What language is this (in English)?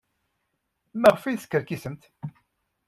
Kabyle